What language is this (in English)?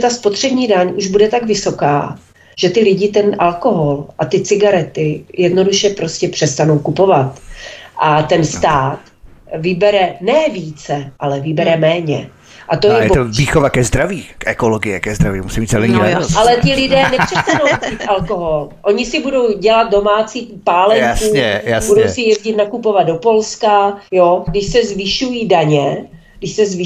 Czech